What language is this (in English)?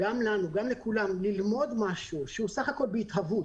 Hebrew